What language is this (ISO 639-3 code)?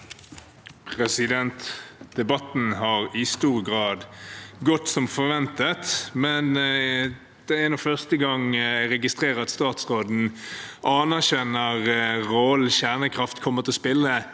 nor